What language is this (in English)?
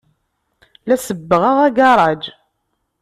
Kabyle